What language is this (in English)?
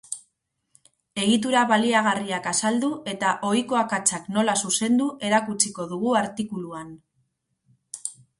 Basque